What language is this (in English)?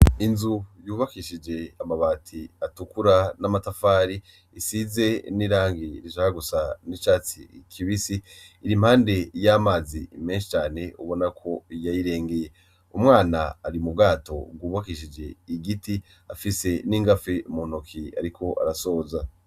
Rundi